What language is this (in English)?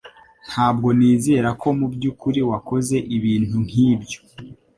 Kinyarwanda